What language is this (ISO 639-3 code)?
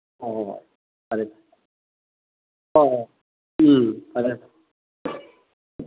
mni